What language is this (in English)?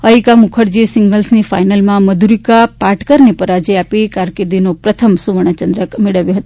Gujarati